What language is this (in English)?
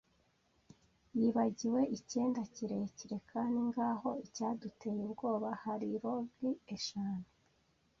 Kinyarwanda